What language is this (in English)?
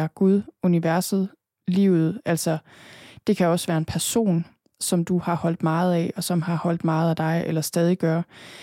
Danish